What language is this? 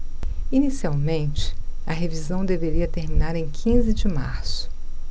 Portuguese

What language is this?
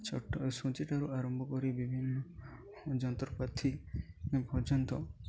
Odia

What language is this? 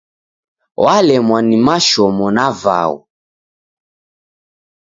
Taita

